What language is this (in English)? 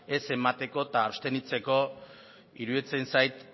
Basque